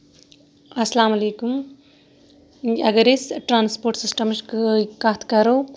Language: Kashmiri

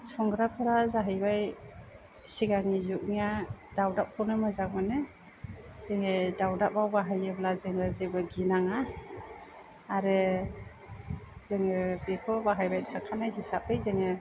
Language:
Bodo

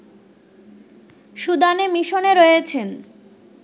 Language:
Bangla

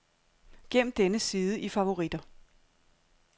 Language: Danish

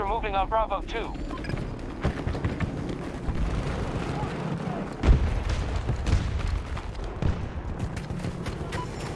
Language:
English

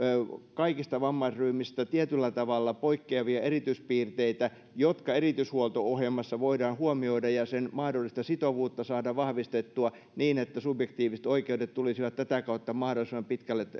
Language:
Finnish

